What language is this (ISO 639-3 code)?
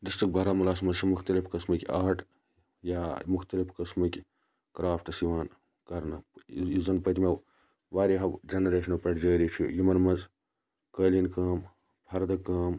kas